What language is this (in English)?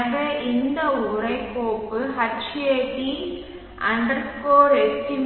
Tamil